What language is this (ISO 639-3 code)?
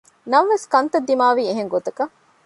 div